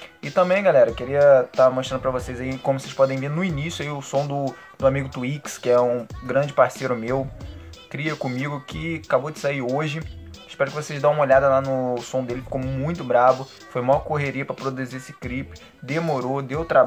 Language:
Portuguese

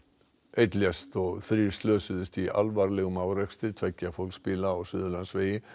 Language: Icelandic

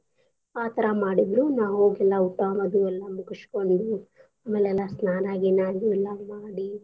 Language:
Kannada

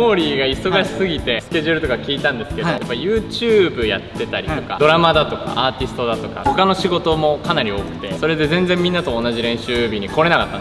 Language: Japanese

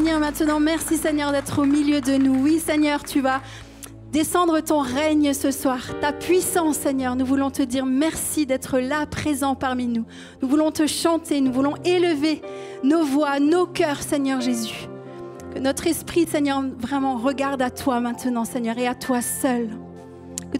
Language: French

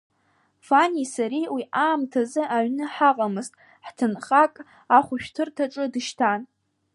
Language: Abkhazian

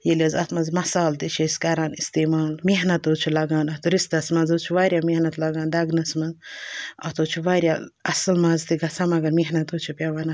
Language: Kashmiri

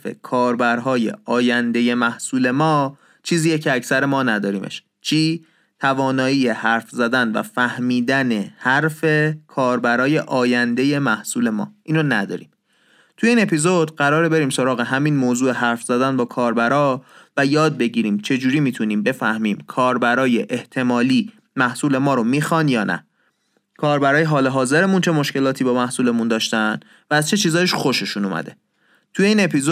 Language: Persian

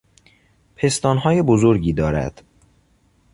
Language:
Persian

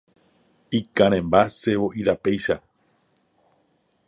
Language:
Guarani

